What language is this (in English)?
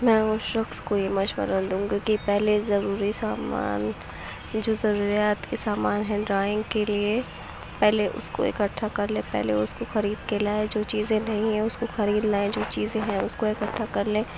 Urdu